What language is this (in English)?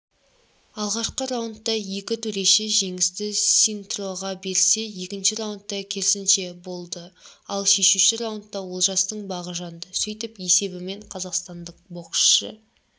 Kazakh